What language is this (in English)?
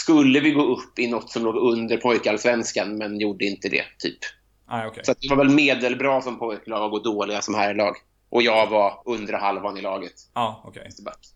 Swedish